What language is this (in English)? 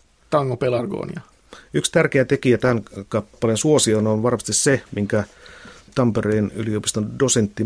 Finnish